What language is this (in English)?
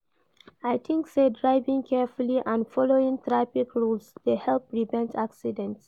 Nigerian Pidgin